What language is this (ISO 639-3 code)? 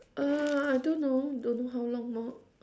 eng